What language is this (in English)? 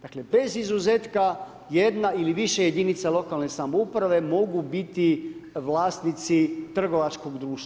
Croatian